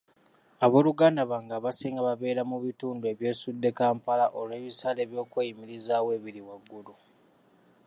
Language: Ganda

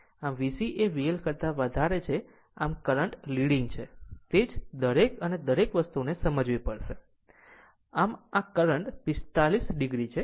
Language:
Gujarati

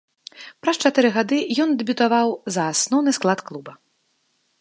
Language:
Belarusian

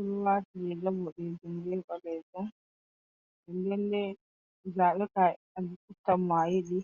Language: Fula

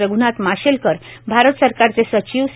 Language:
Marathi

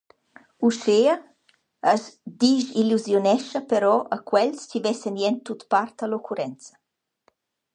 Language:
Romansh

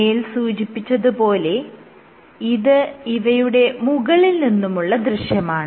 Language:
Malayalam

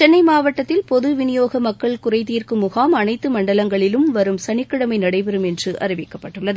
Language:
Tamil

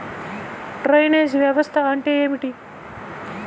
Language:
Telugu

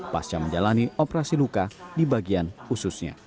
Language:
Indonesian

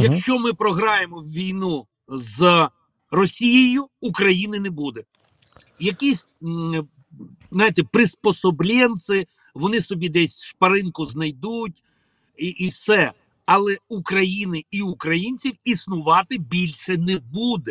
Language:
Ukrainian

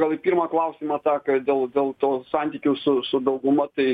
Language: Lithuanian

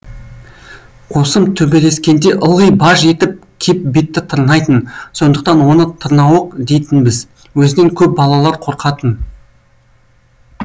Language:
Kazakh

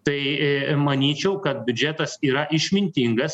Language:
Lithuanian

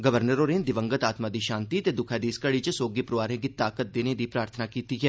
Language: Dogri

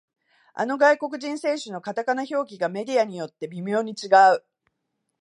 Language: Japanese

